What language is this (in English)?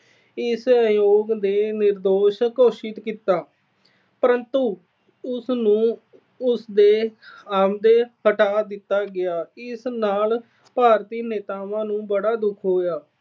Punjabi